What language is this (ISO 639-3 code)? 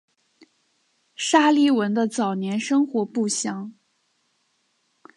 zho